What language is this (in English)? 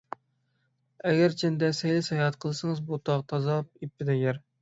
Uyghur